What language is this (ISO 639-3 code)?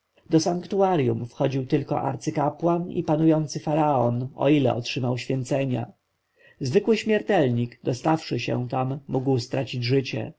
pol